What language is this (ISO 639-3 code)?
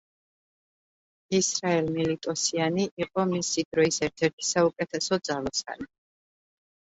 kat